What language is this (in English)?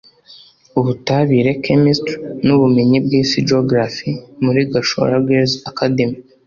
Kinyarwanda